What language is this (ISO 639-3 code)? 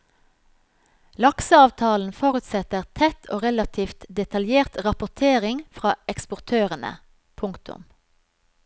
nor